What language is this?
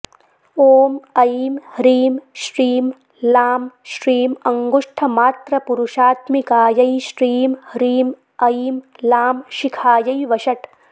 Sanskrit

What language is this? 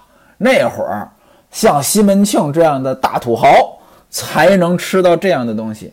Chinese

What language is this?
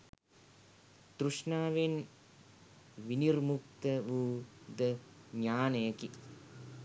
Sinhala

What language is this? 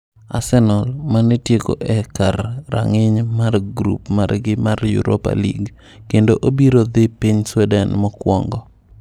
Luo (Kenya and Tanzania)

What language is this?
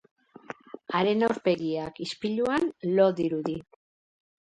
Basque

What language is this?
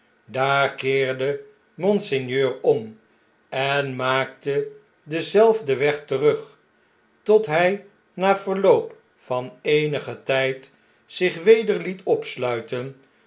Dutch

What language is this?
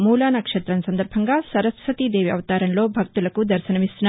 Telugu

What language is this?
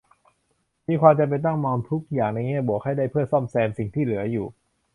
Thai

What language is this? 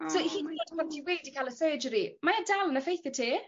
Welsh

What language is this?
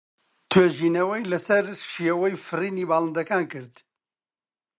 Central Kurdish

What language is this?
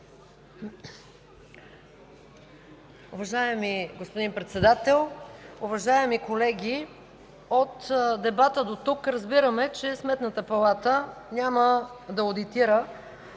Bulgarian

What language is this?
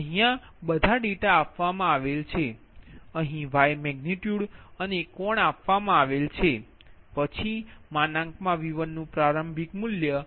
Gujarati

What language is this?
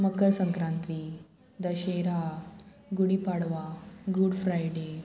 Konkani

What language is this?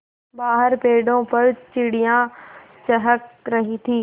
Hindi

